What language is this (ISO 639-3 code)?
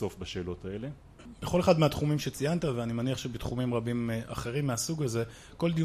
heb